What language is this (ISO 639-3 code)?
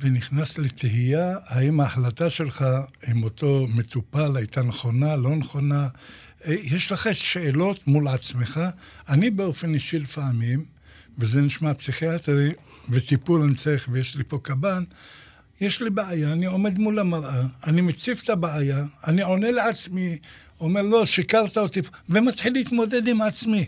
heb